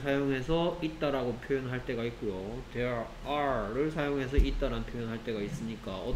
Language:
Korean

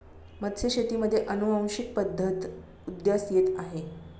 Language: Marathi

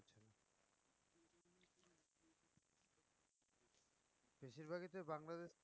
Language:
Bangla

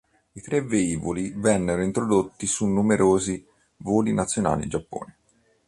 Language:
Italian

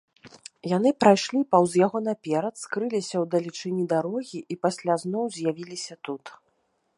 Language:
Belarusian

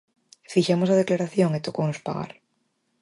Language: Galician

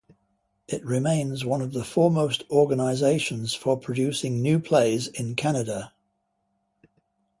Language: English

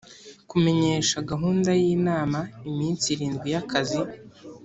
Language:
Kinyarwanda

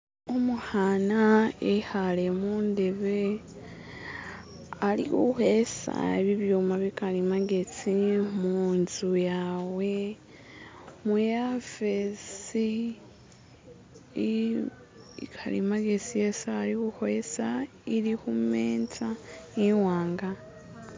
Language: Masaaba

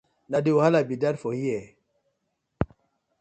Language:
Nigerian Pidgin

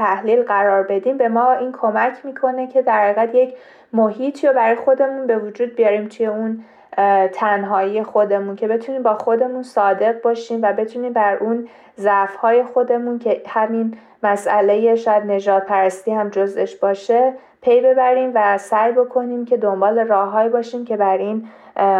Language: Persian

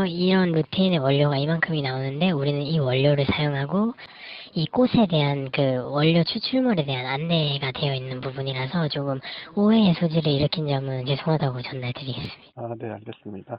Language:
Korean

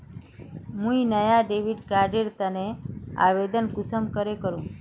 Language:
Magahi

